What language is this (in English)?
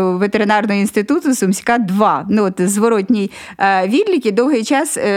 Ukrainian